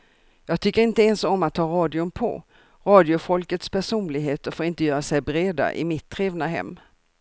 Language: Swedish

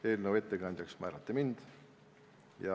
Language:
Estonian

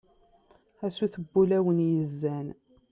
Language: Kabyle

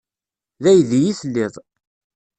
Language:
Kabyle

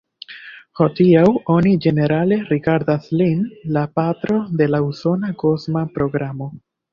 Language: Esperanto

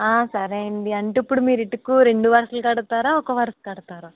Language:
Telugu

